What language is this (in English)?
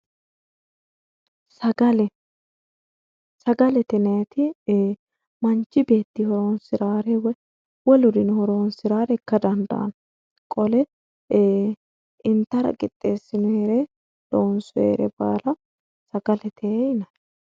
Sidamo